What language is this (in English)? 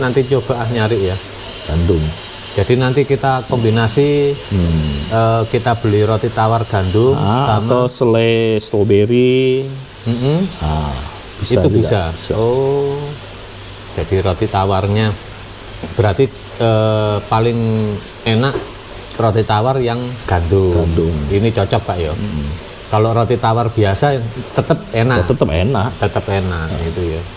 Indonesian